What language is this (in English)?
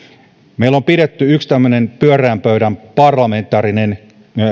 Finnish